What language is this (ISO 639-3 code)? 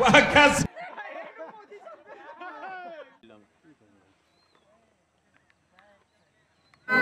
hin